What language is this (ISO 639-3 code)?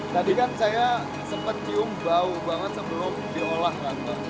ind